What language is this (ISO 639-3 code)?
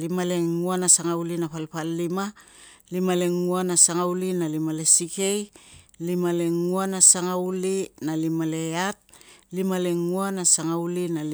lcm